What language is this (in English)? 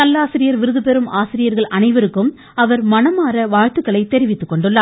Tamil